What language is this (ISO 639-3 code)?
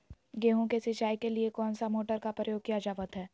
mag